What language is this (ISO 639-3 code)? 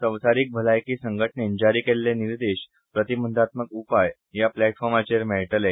kok